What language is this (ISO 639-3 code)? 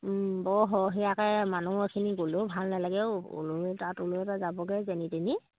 asm